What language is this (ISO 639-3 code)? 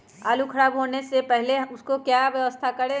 mag